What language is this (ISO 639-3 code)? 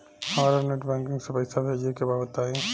bho